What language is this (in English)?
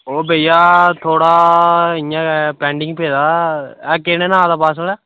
Dogri